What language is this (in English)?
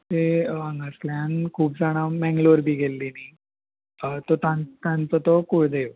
Konkani